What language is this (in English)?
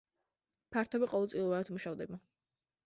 Georgian